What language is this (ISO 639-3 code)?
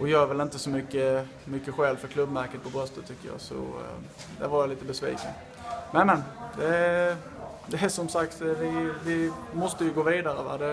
swe